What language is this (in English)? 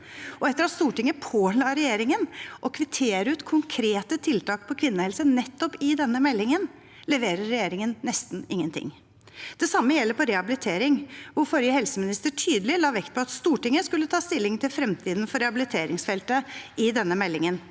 Norwegian